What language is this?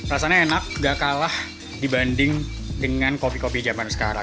Indonesian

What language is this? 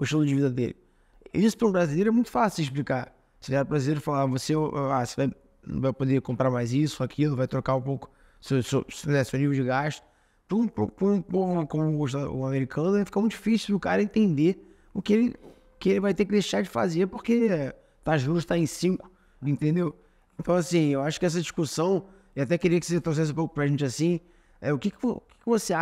Portuguese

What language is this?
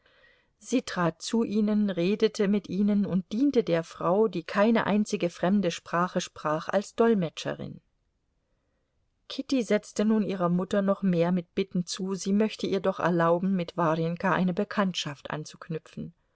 German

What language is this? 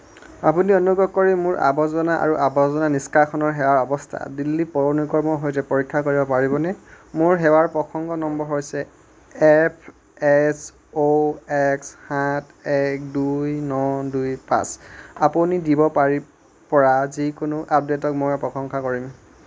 Assamese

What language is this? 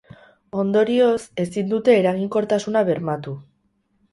Basque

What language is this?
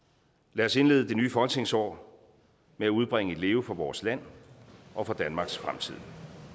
Danish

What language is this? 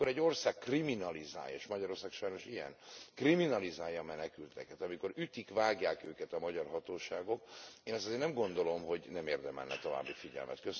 Hungarian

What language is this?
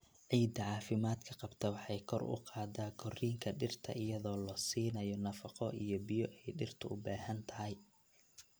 Somali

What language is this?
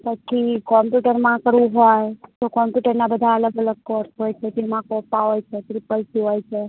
Gujarati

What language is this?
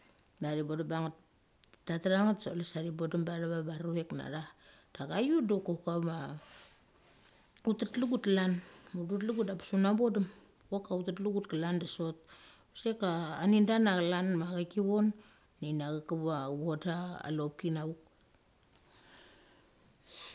Mali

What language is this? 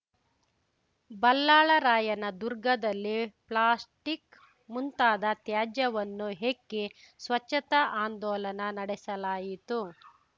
Kannada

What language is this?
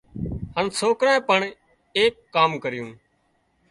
Wadiyara Koli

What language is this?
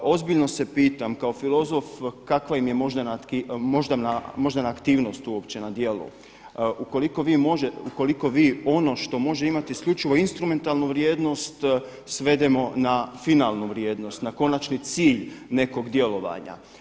Croatian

